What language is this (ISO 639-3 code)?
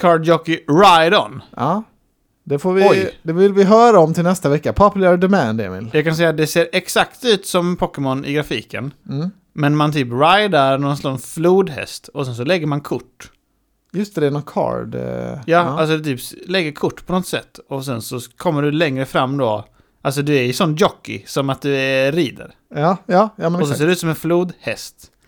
swe